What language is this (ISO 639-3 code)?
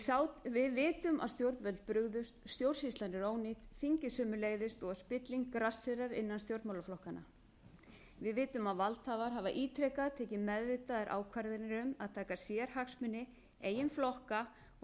isl